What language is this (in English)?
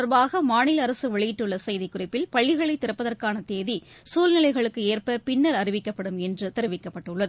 Tamil